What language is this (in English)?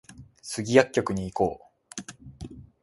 Japanese